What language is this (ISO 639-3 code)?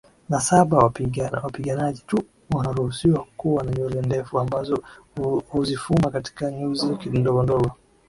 swa